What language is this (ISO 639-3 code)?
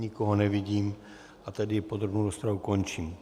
ces